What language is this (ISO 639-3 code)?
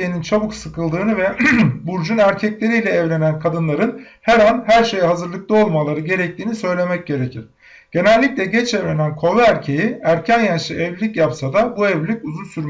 tur